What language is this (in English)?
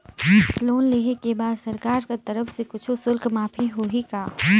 Chhattisgarhi